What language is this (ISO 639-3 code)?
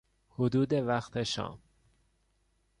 fas